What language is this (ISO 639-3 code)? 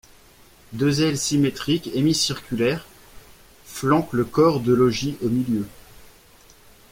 fra